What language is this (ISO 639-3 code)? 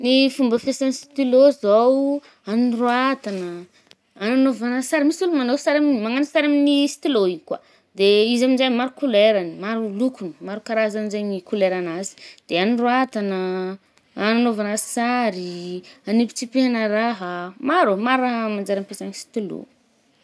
bmm